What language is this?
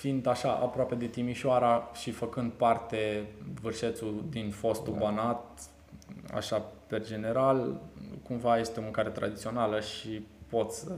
Romanian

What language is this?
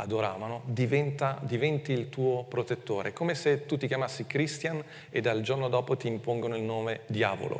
Italian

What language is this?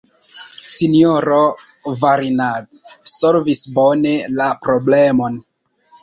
Esperanto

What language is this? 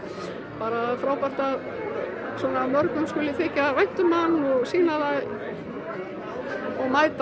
Icelandic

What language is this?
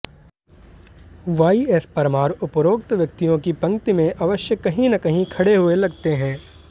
Hindi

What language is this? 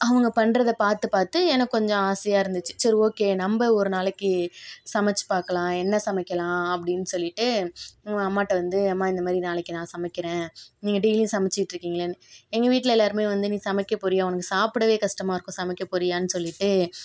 Tamil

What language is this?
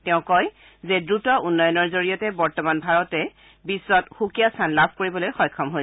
Assamese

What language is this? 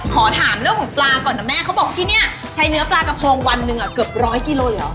Thai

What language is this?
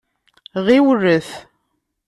Kabyle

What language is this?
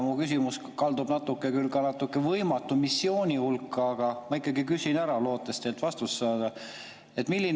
Estonian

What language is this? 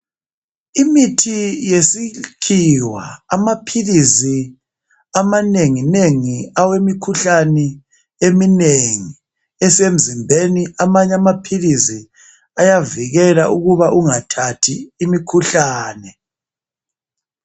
North Ndebele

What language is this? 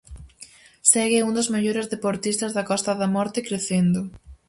Galician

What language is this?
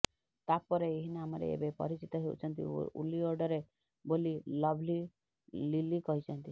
Odia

